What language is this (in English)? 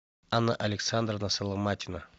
Russian